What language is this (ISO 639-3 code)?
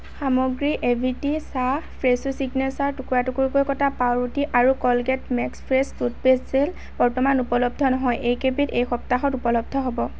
asm